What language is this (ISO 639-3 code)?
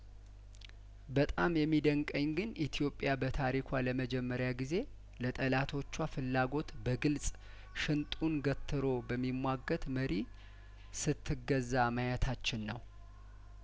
amh